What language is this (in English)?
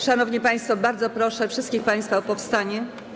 Polish